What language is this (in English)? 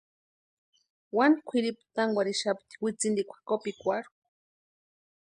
Western Highland Purepecha